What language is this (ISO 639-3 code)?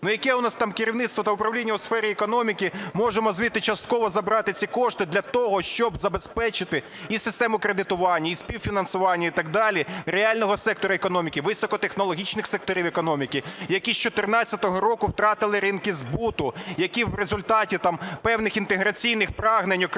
ukr